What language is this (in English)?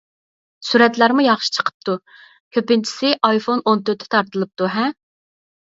Uyghur